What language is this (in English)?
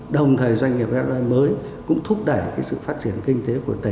Vietnamese